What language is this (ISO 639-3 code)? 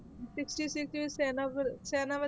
pan